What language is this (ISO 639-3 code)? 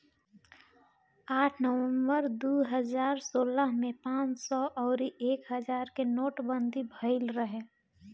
bho